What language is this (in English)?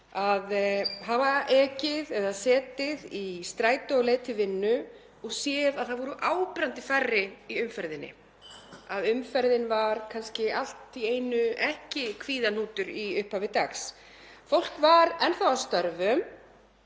Icelandic